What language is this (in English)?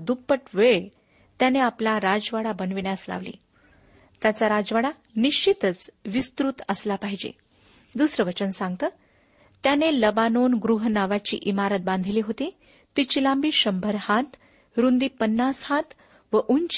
Marathi